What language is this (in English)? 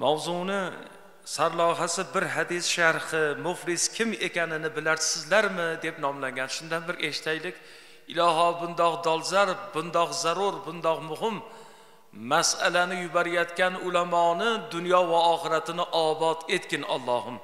Turkish